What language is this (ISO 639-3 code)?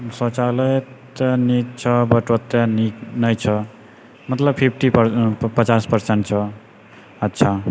mai